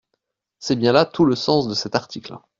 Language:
French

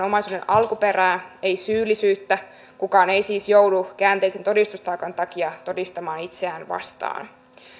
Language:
Finnish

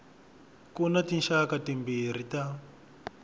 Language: Tsonga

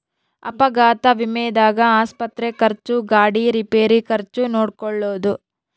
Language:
Kannada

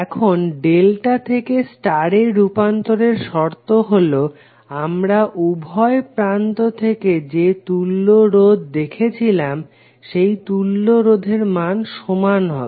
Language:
Bangla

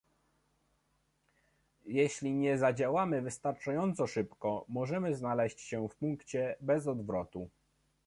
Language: Polish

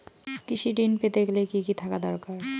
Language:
Bangla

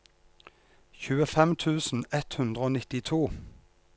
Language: Norwegian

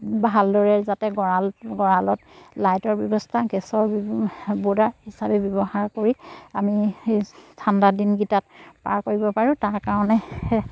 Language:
Assamese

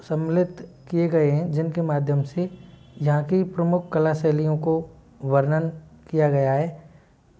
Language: Hindi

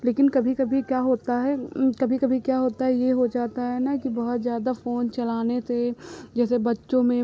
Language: Hindi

